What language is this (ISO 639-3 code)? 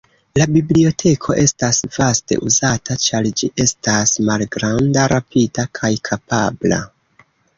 epo